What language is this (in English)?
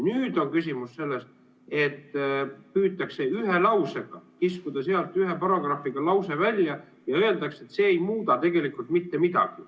Estonian